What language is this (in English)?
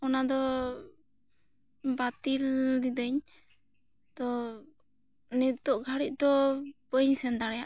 Santali